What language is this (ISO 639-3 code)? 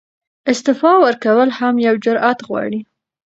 pus